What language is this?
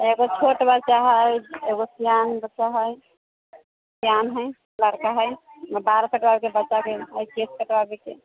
Maithili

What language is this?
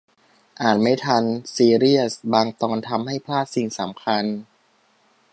Thai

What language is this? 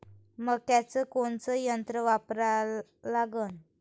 Marathi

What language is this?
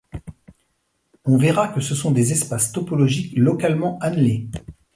French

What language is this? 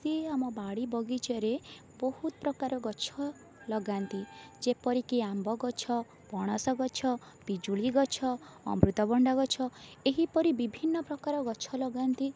Odia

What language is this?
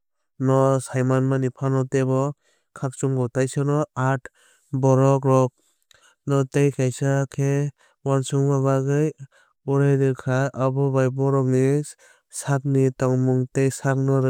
Kok Borok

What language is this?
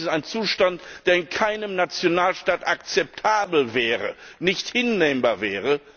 German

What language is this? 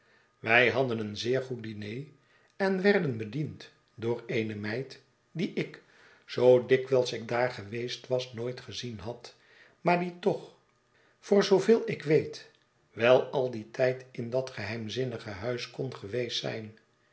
Dutch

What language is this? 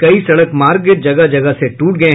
Hindi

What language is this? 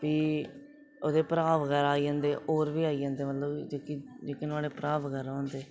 Dogri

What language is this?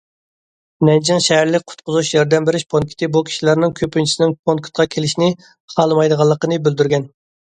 Uyghur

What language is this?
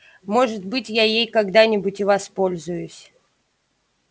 Russian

